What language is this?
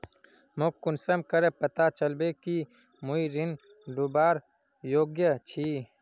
Magahi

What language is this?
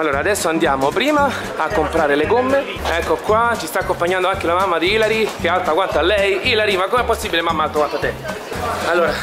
Italian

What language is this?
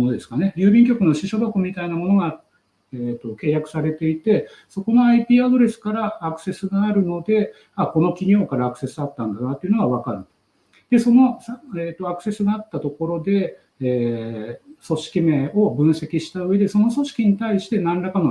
Japanese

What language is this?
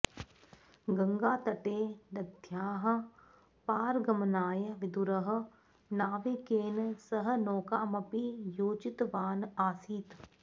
Sanskrit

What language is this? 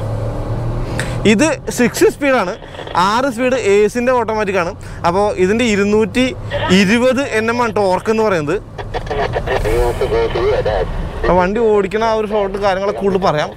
Hindi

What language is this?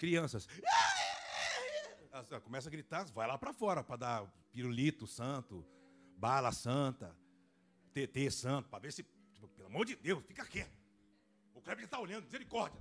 Portuguese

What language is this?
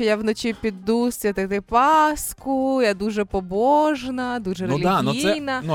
Ukrainian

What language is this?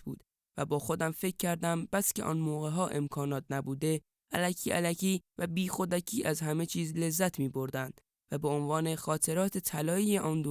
Persian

